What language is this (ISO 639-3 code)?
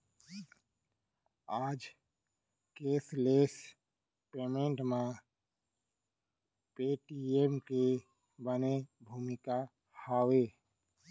hne